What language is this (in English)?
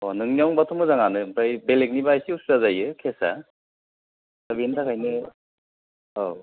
Bodo